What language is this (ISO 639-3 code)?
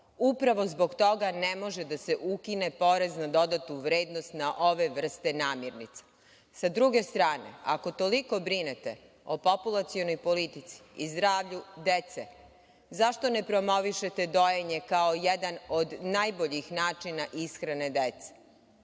srp